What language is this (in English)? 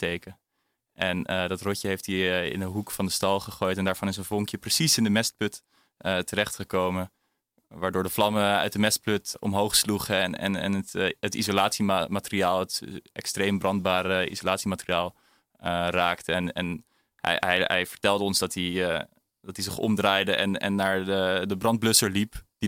Dutch